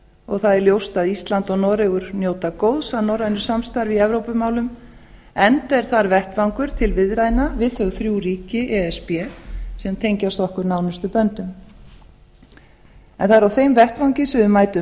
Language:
Icelandic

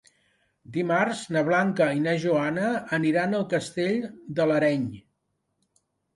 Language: Catalan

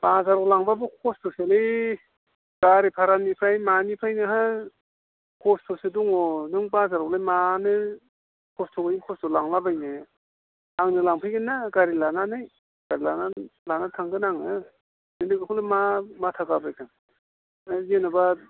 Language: Bodo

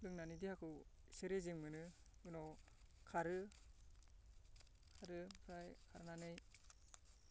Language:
Bodo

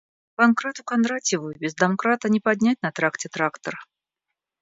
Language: Russian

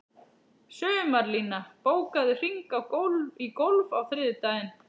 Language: Icelandic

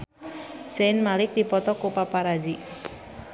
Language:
Sundanese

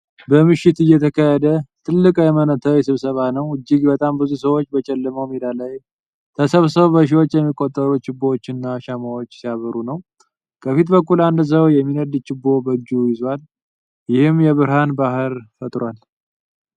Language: Amharic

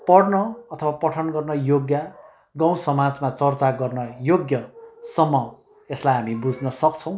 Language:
Nepali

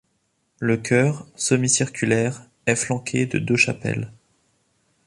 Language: French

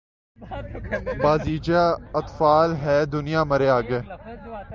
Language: Urdu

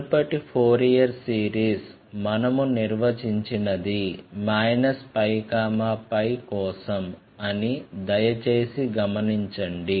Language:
Telugu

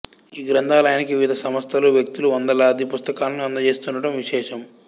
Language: Telugu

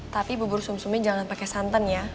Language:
Indonesian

